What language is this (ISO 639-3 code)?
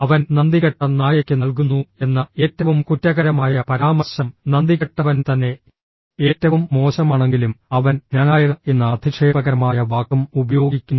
mal